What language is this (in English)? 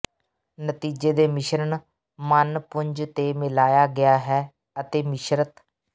Punjabi